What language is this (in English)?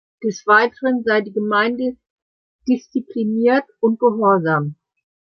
German